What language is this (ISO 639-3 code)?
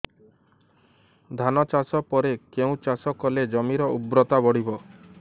ori